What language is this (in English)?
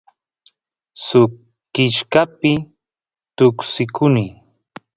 Santiago del Estero Quichua